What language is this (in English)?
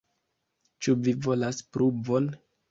Esperanto